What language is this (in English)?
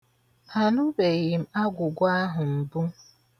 Igbo